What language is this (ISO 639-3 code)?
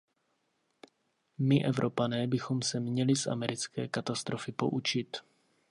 ces